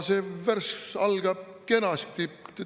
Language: Estonian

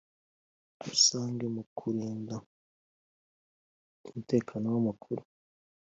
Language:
Kinyarwanda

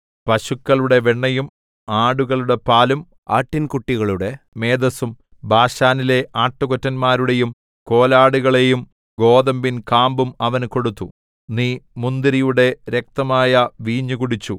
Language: Malayalam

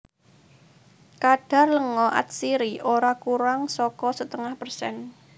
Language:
Javanese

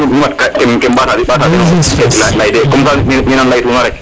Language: Serer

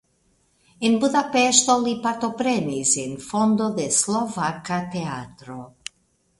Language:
Esperanto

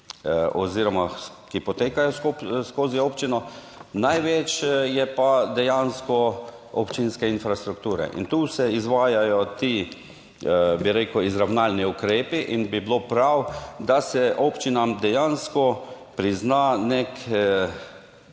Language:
Slovenian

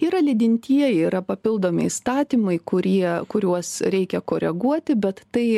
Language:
Lithuanian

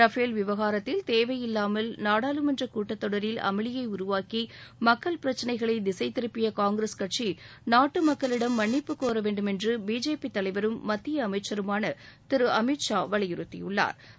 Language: Tamil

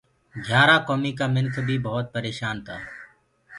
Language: Gurgula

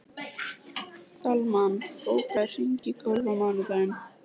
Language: Icelandic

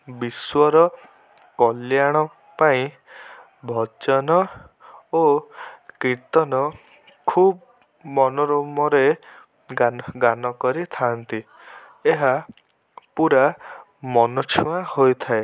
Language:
Odia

